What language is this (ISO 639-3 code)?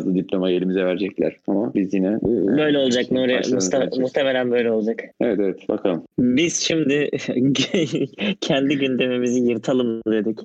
tur